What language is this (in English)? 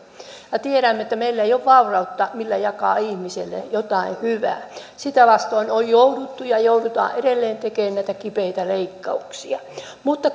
Finnish